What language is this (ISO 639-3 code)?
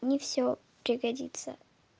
rus